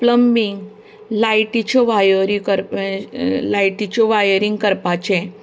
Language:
Konkani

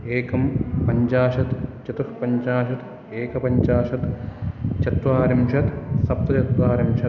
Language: Sanskrit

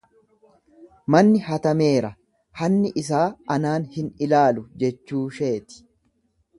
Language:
Oromo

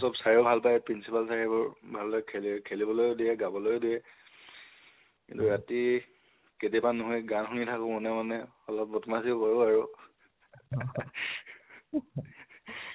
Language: Assamese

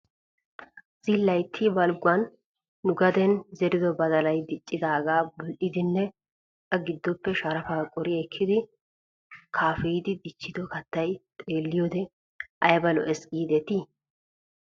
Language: Wolaytta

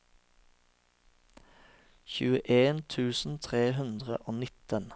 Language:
Norwegian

